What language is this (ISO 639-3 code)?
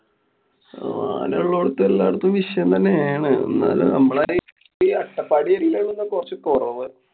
mal